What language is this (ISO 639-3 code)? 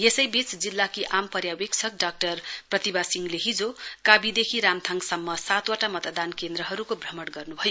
nep